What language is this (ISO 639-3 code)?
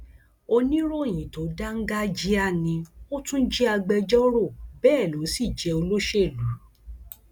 yor